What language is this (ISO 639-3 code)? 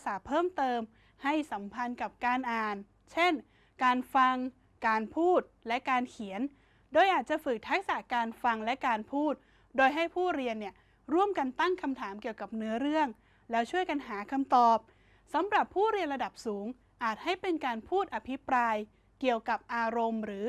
tha